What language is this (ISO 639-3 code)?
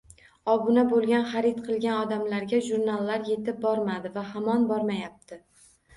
uzb